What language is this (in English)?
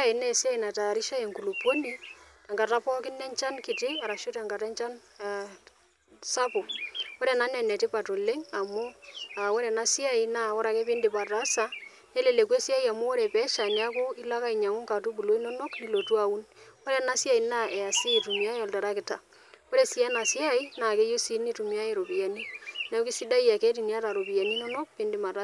Masai